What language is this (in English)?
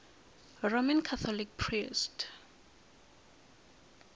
Tsonga